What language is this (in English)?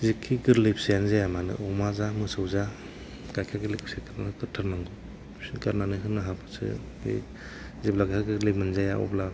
Bodo